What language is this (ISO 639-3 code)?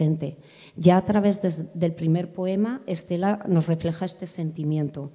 spa